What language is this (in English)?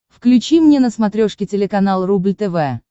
Russian